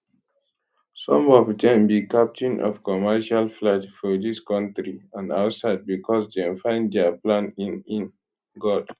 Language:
Nigerian Pidgin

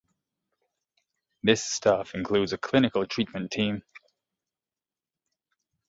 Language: English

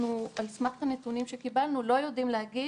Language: Hebrew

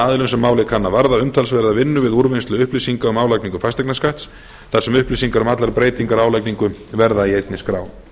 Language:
Icelandic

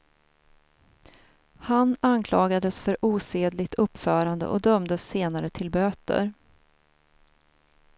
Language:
Swedish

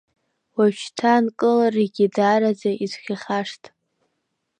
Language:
Abkhazian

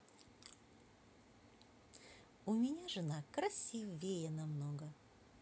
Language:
Russian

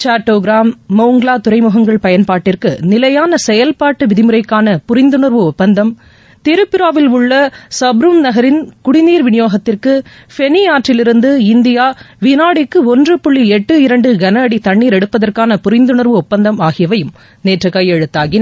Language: Tamil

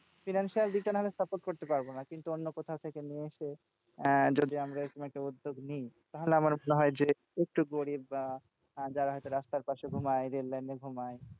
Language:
Bangla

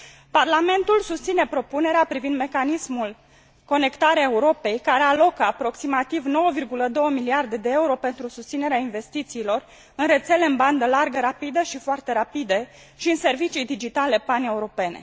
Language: Romanian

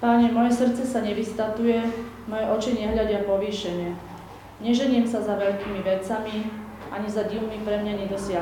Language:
Slovak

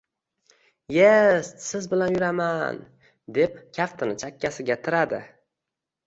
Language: Uzbek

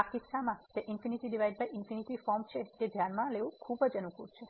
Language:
Gujarati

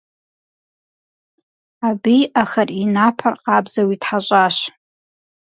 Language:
Kabardian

